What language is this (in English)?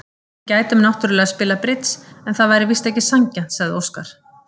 Icelandic